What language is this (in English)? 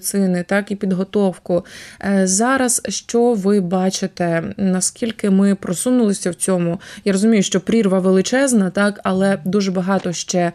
Ukrainian